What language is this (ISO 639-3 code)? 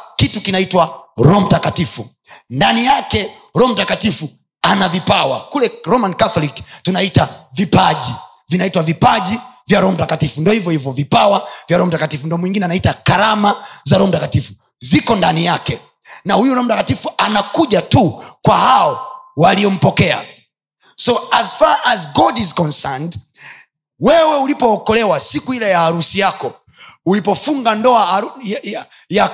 swa